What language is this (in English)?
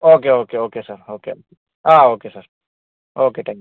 Malayalam